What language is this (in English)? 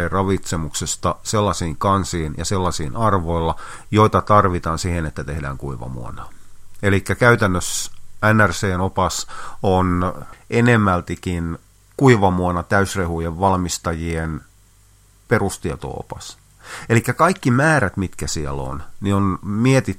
Finnish